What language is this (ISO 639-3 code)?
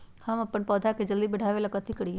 mag